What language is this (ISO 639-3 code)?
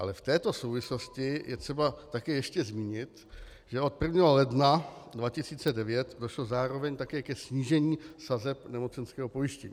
ces